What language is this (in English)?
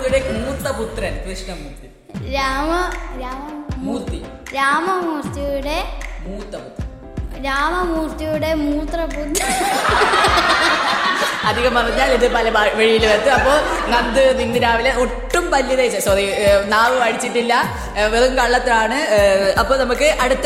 Malayalam